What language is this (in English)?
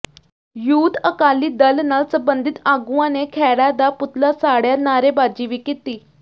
Punjabi